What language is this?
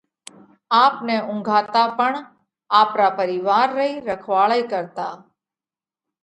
Parkari Koli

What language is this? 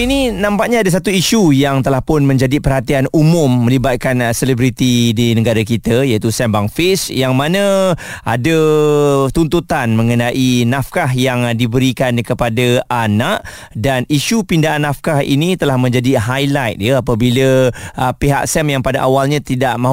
Malay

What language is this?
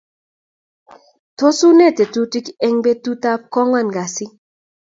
Kalenjin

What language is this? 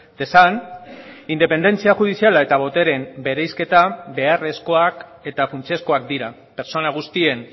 Basque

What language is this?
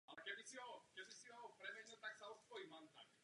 Czech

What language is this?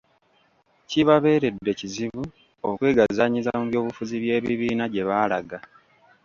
Ganda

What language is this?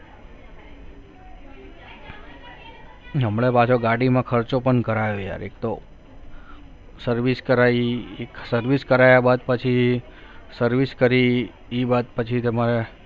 Gujarati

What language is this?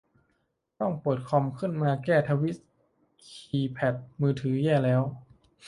Thai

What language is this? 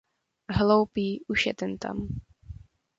Czech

